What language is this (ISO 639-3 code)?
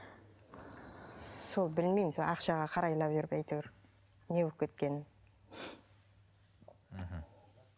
kaz